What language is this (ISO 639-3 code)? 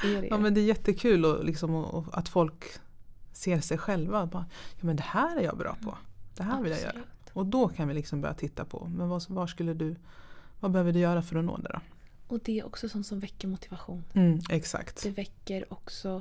swe